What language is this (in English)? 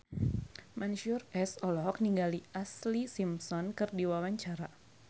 Sundanese